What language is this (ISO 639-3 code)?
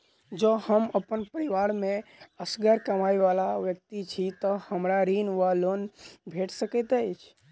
mai